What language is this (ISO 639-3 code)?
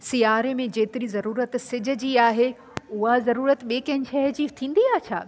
snd